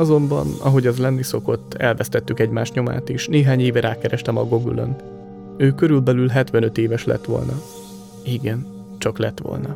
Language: Hungarian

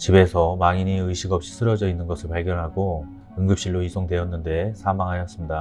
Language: Korean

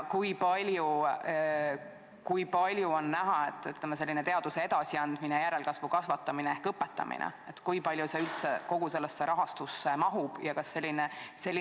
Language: Estonian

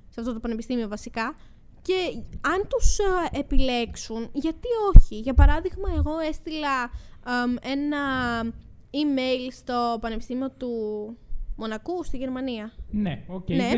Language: Greek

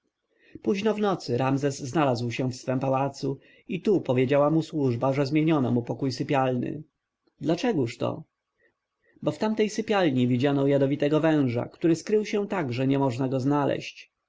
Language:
Polish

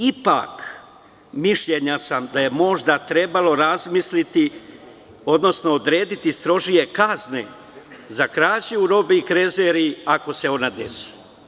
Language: Serbian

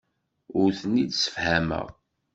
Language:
Kabyle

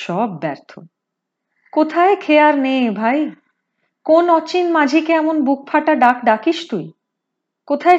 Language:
Hindi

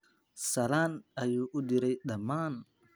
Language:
Somali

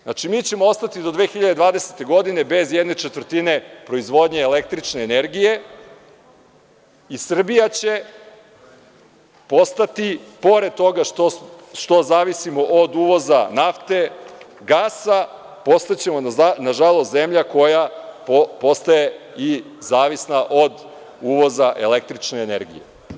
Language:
Serbian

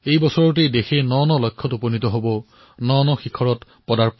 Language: Assamese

